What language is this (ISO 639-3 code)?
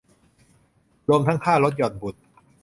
tha